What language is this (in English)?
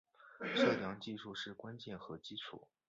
Chinese